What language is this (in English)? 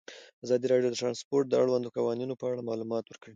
Pashto